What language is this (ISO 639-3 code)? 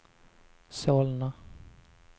swe